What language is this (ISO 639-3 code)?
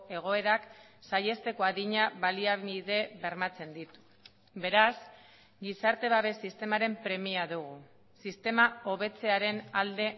eus